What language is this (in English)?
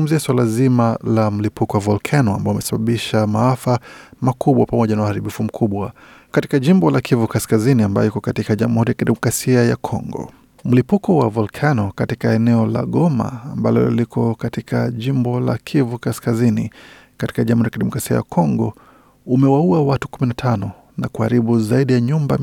Swahili